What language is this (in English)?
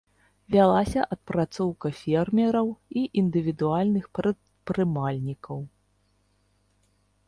Belarusian